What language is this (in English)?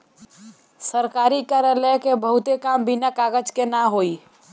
Bhojpuri